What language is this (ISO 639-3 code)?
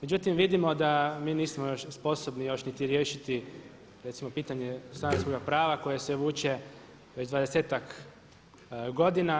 hrv